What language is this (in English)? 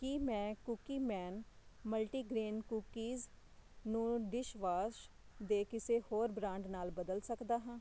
Punjabi